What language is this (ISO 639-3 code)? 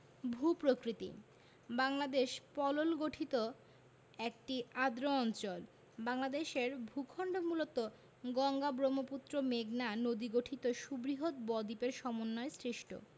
ben